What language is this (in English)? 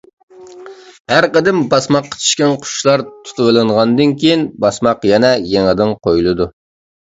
Uyghur